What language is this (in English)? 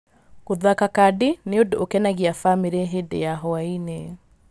Kikuyu